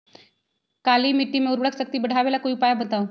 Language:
Magahi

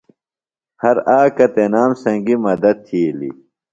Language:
Phalura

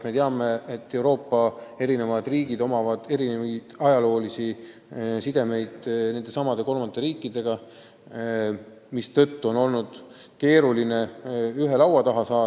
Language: Estonian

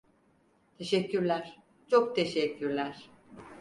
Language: Turkish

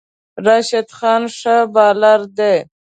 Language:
Pashto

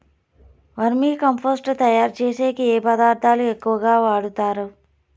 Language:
Telugu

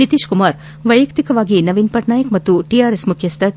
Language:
Kannada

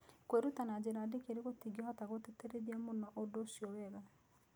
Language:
Kikuyu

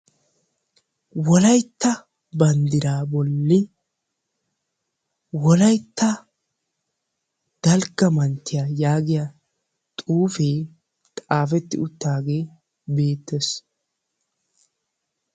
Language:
Wolaytta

